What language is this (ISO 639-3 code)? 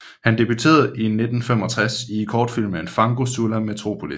dan